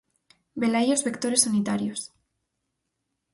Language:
Galician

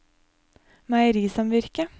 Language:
Norwegian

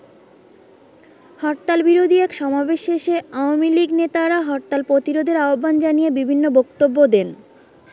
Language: Bangla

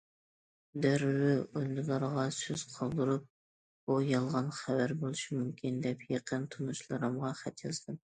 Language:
Uyghur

